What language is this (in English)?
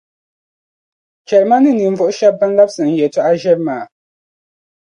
Dagbani